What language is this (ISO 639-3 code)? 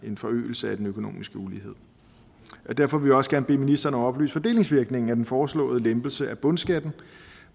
dan